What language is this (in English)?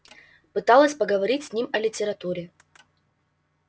Russian